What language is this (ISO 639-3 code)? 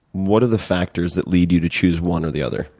eng